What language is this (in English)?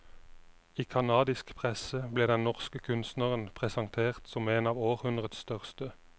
Norwegian